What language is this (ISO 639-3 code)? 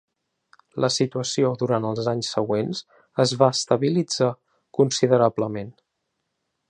cat